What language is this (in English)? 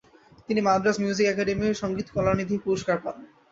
Bangla